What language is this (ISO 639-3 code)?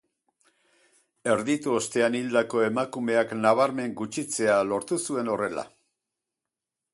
eus